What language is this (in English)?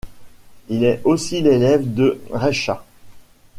French